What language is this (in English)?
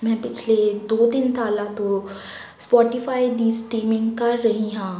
Punjabi